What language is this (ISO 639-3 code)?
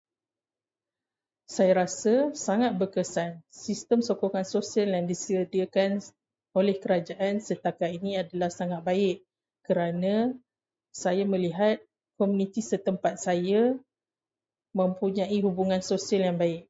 msa